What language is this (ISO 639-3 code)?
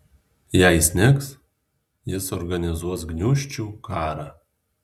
lit